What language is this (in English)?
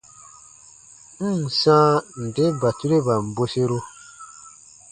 Baatonum